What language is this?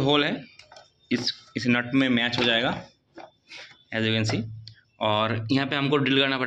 Hindi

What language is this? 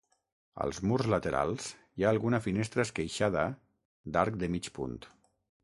Catalan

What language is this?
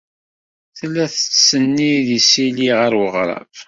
Kabyle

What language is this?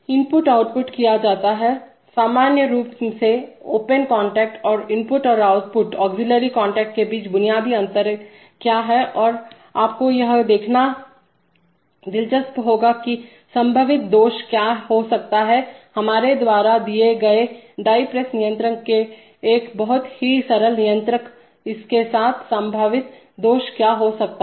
Hindi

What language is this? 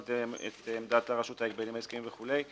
Hebrew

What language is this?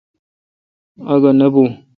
Kalkoti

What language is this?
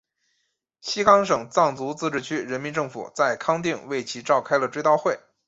Chinese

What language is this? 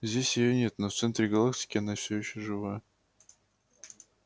Russian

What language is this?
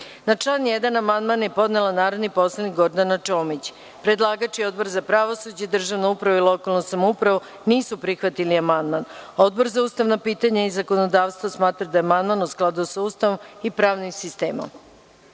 Serbian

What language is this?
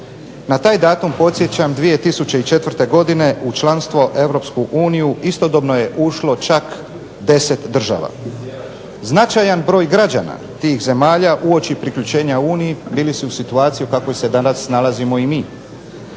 Croatian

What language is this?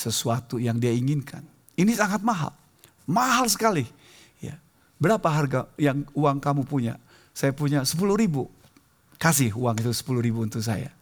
Indonesian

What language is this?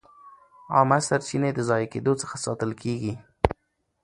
Pashto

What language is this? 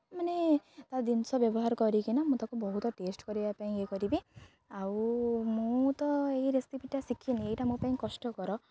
Odia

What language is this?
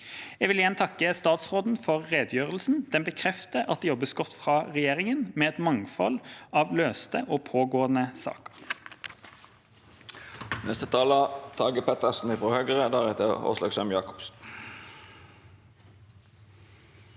Norwegian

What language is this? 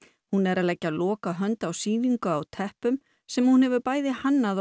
Icelandic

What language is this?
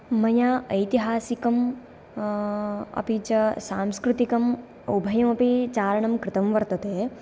Sanskrit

